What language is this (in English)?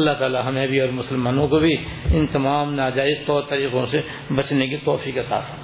Urdu